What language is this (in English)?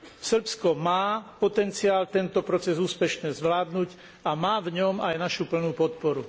Slovak